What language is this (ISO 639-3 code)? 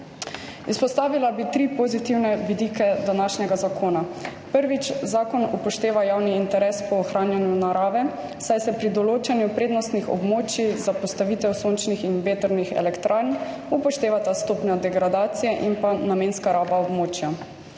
slv